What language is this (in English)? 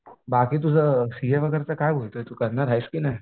Marathi